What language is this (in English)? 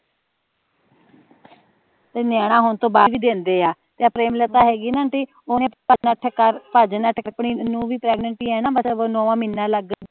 Punjabi